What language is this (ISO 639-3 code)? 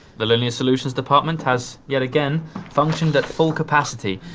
eng